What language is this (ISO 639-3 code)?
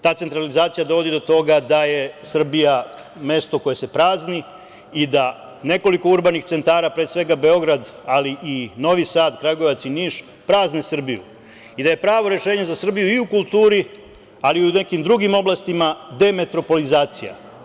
srp